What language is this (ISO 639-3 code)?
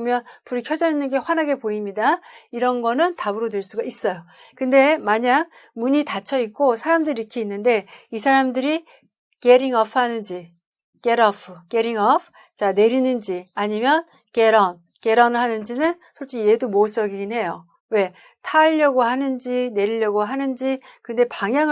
kor